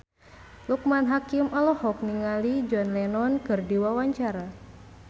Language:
Sundanese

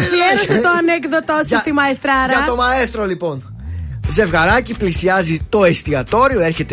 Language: Greek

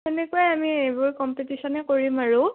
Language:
Assamese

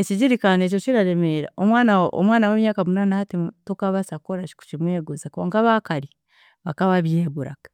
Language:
Chiga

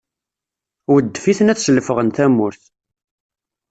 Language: Kabyle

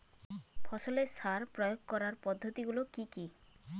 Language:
Bangla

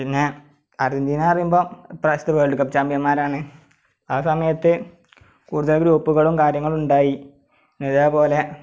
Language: Malayalam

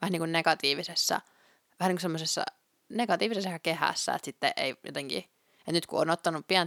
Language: Finnish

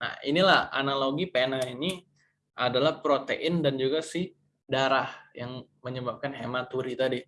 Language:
Indonesian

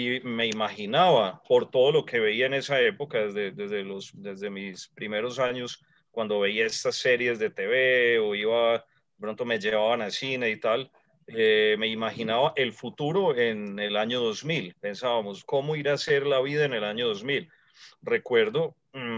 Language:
Spanish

